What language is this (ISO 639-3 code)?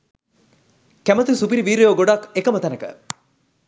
sin